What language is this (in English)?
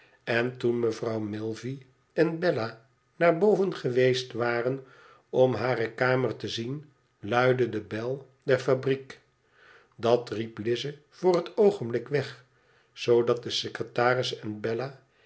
Dutch